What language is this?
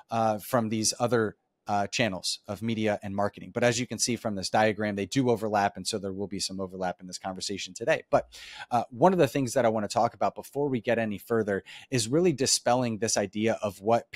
English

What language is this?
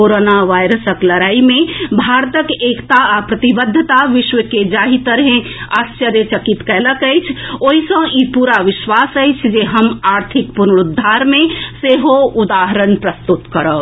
Maithili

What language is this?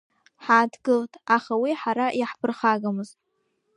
Abkhazian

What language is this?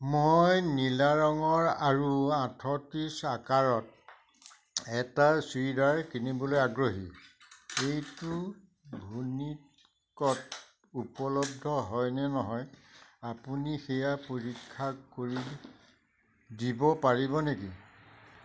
Assamese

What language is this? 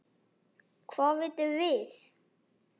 Icelandic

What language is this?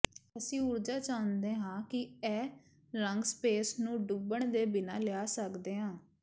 Punjabi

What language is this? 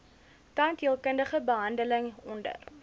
Afrikaans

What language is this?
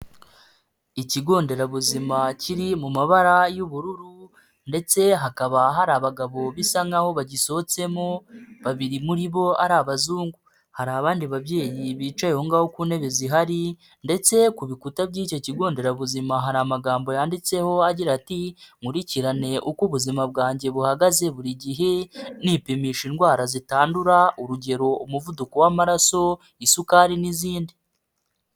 Kinyarwanda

